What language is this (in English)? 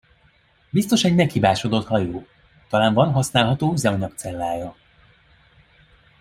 Hungarian